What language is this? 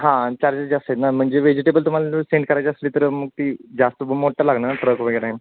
Marathi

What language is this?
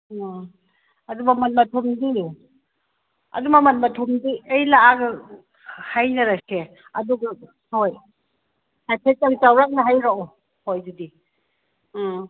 Manipuri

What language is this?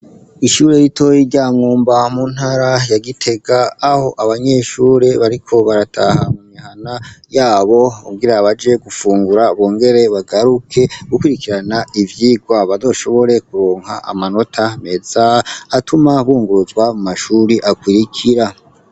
Rundi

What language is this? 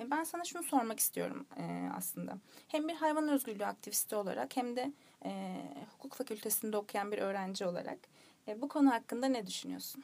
Turkish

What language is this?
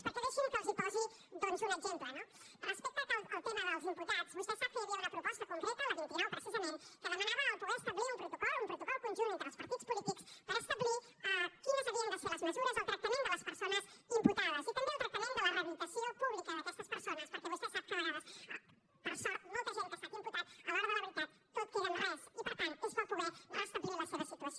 Catalan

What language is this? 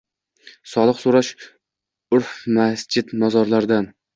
Uzbek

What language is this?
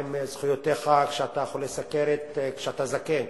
Hebrew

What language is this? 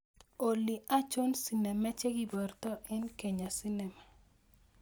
Kalenjin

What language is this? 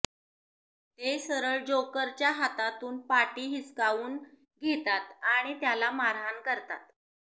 Marathi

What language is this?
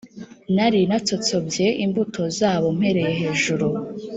Kinyarwanda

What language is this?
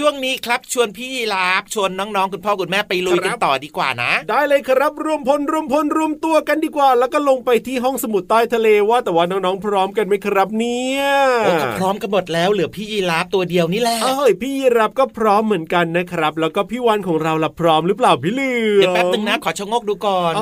Thai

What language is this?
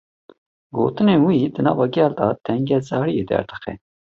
Kurdish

